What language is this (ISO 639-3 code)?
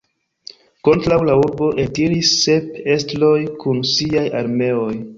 epo